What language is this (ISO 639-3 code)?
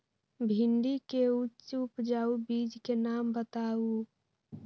mag